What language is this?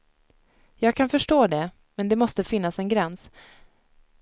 Swedish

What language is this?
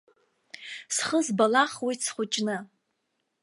Abkhazian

